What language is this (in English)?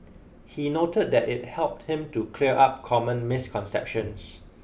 English